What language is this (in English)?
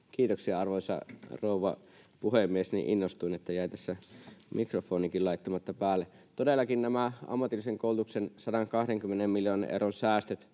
Finnish